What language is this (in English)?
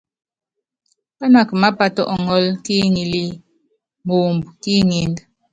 Yangben